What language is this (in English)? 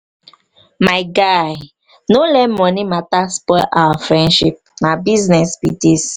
Nigerian Pidgin